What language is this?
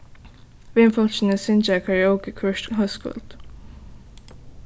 Faroese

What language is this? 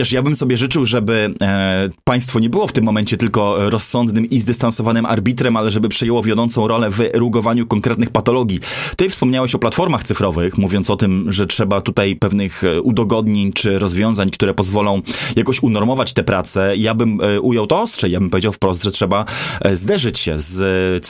Polish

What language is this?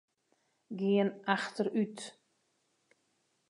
Western Frisian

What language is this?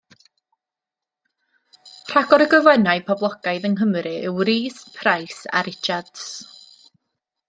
Welsh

